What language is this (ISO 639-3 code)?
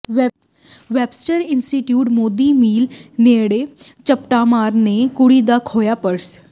pan